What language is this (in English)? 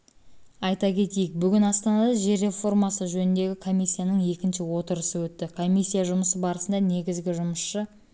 Kazakh